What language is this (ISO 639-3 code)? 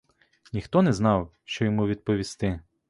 ukr